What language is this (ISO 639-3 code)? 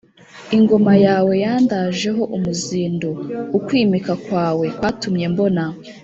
kin